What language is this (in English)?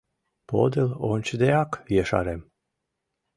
Mari